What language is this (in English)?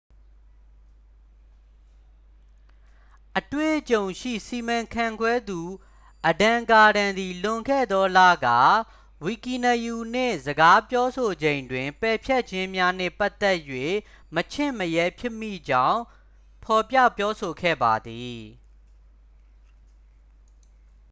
Burmese